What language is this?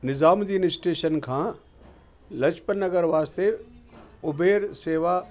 Sindhi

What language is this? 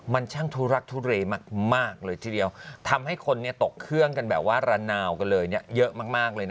Thai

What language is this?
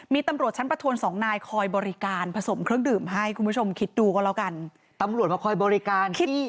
Thai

